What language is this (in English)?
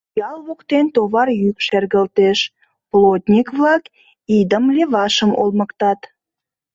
Mari